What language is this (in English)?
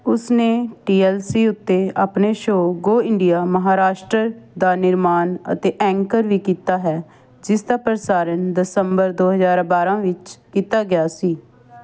Punjabi